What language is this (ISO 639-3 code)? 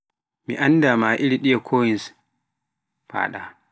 fuf